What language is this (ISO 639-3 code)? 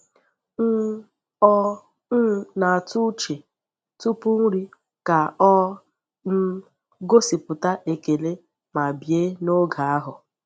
ibo